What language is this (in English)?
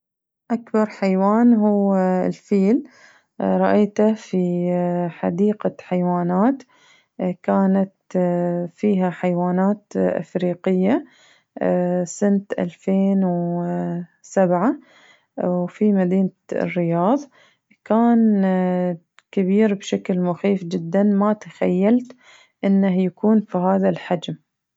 Najdi Arabic